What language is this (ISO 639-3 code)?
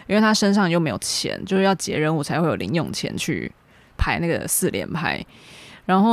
zho